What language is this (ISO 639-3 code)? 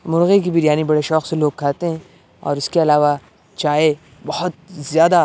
urd